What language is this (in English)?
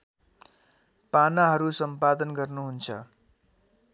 Nepali